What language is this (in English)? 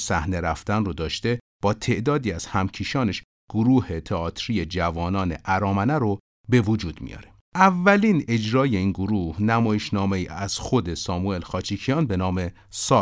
Persian